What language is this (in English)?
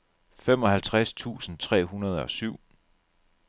Danish